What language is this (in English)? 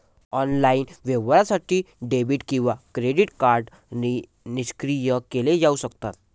Marathi